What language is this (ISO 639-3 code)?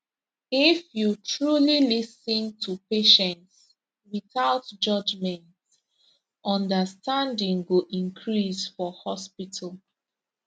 pcm